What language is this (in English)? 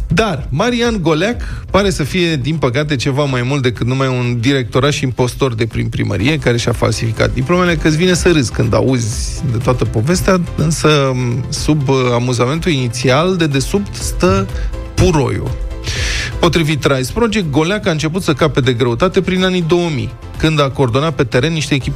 Romanian